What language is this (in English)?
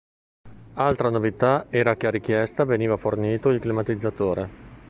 Italian